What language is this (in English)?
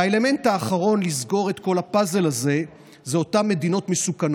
Hebrew